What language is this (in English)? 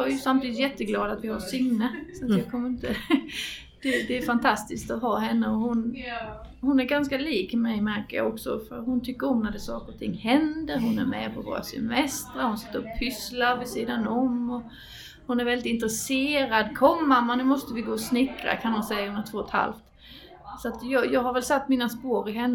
Swedish